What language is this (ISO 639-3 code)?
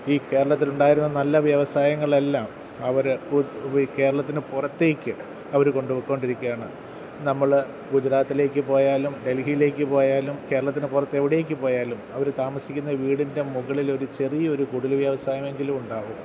mal